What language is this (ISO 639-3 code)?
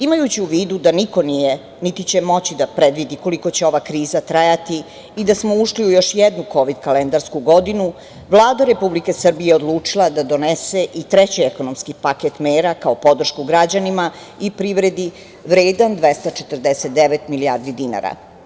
srp